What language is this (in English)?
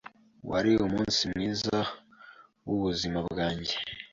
Kinyarwanda